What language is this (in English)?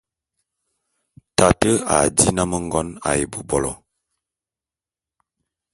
Bulu